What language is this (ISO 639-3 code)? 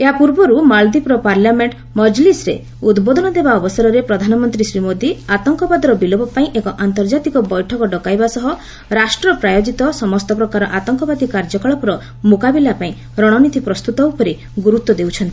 ori